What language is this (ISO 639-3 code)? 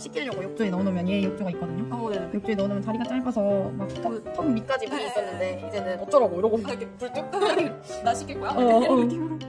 kor